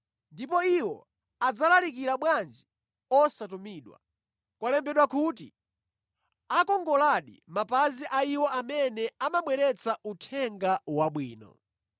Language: Nyanja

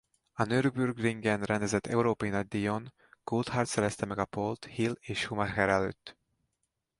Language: Hungarian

